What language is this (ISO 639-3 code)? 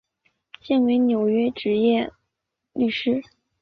zho